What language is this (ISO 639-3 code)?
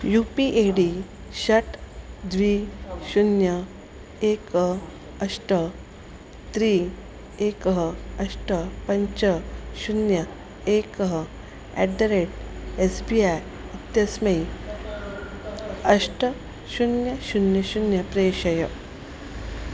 san